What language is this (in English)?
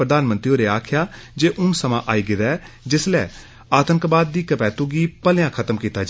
Dogri